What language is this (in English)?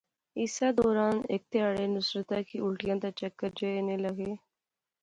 Pahari-Potwari